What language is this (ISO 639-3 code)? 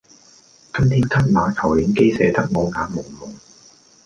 yue